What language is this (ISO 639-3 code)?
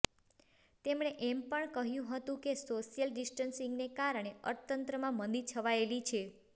guj